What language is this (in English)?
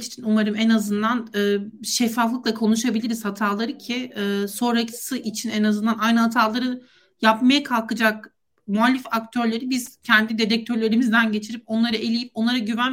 Turkish